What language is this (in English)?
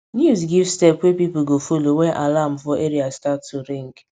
Nigerian Pidgin